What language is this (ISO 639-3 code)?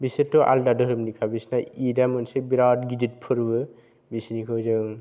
brx